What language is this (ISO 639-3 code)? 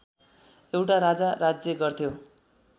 nep